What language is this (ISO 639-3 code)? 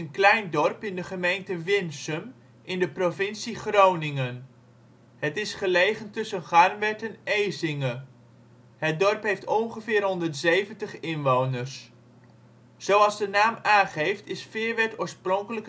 nld